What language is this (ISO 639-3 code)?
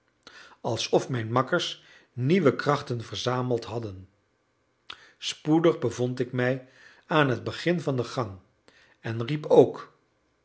nld